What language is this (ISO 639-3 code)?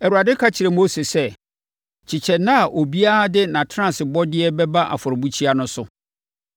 aka